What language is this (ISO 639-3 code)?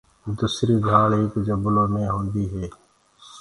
ggg